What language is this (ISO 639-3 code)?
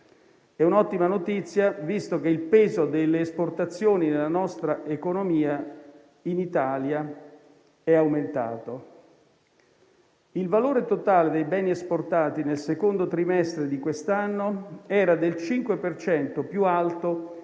ita